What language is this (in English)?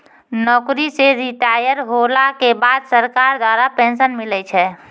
Maithili